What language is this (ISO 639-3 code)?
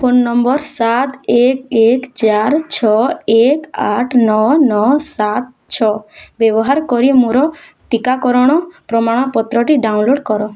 ori